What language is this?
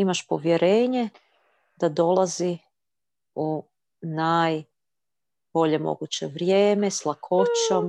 Croatian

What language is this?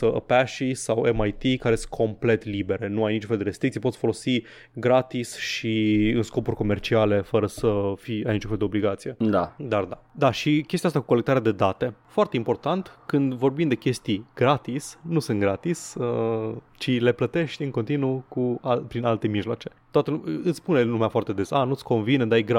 Romanian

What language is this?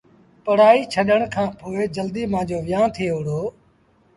Sindhi Bhil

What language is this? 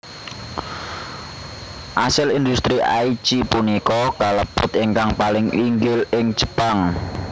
Javanese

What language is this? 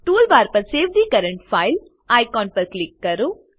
Gujarati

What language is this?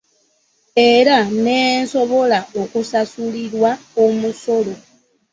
Ganda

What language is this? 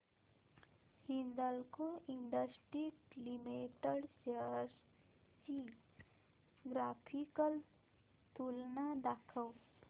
Marathi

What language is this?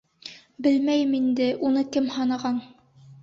Bashkir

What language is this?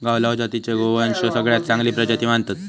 Marathi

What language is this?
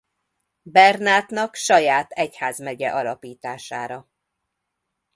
Hungarian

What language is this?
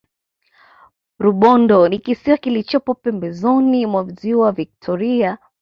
Swahili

